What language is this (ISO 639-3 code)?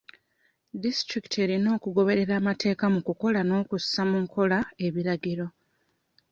lug